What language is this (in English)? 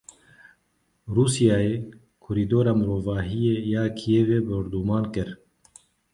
Kurdish